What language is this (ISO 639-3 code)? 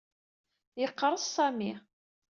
kab